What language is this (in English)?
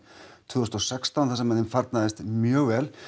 Icelandic